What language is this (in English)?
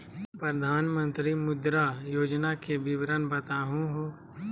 Magahi